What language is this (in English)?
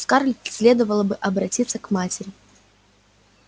Russian